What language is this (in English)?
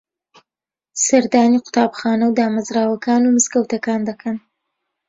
Central Kurdish